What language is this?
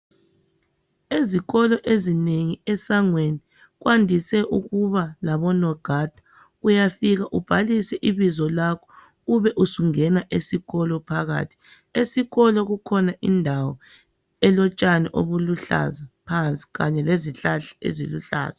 North Ndebele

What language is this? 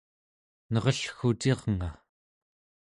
Central Yupik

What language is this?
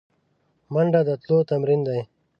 Pashto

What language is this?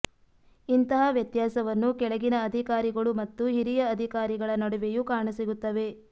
Kannada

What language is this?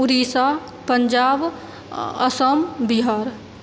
Maithili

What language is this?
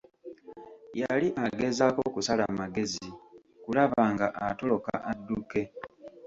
Ganda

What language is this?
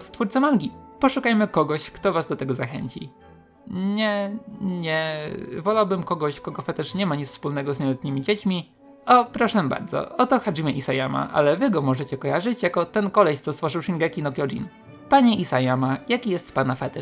Polish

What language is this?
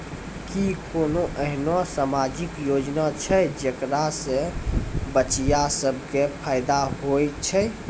Maithili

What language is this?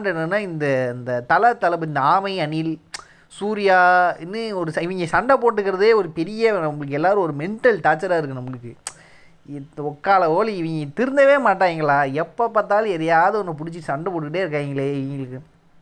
Tamil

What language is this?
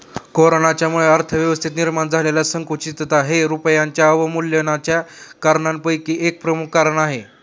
Marathi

